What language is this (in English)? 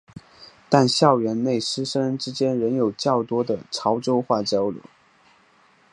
Chinese